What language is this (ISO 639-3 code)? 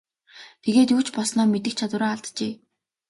mon